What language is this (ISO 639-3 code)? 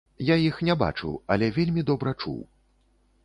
bel